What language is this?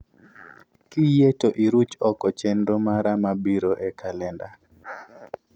Luo (Kenya and Tanzania)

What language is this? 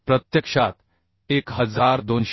Marathi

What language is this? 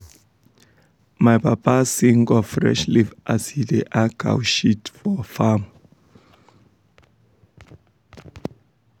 Nigerian Pidgin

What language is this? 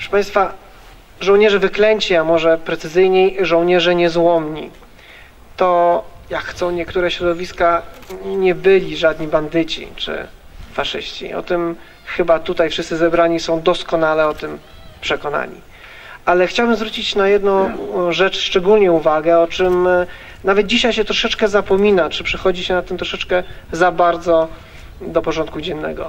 Polish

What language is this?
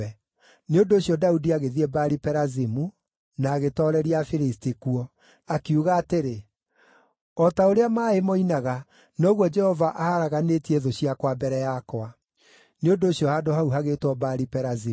Kikuyu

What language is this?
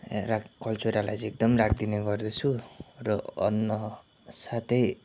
Nepali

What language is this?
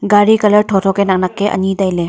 Wancho Naga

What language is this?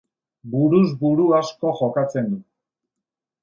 Basque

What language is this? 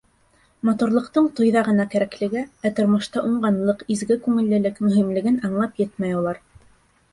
Bashkir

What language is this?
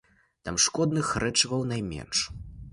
Belarusian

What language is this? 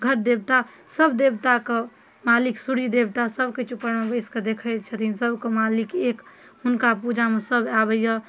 Maithili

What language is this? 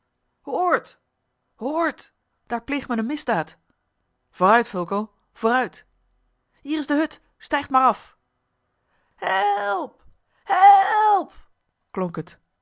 Dutch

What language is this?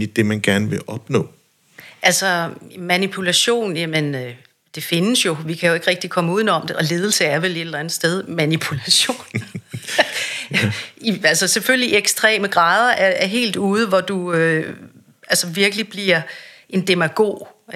Danish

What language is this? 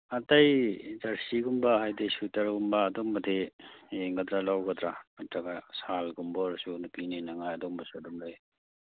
Manipuri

